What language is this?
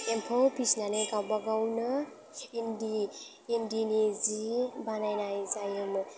Bodo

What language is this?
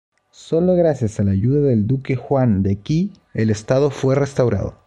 Spanish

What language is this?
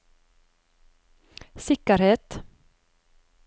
Norwegian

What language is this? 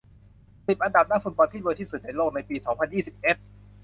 Thai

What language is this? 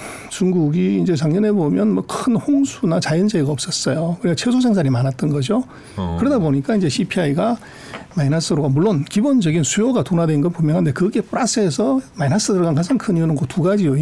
Korean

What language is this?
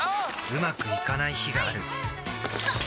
Japanese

